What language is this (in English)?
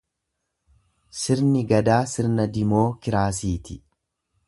Oromo